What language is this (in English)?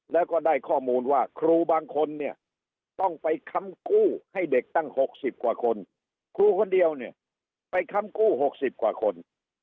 Thai